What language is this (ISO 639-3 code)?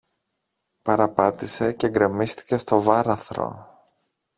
ell